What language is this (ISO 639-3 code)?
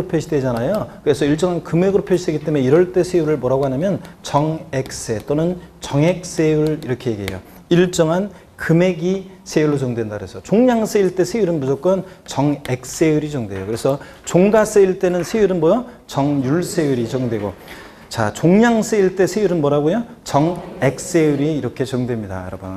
kor